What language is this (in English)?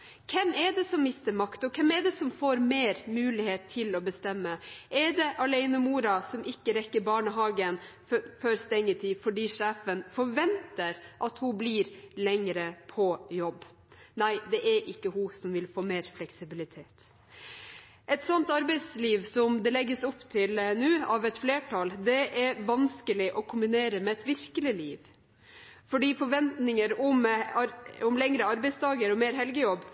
Norwegian Bokmål